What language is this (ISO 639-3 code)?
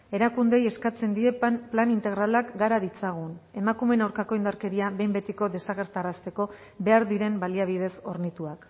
eus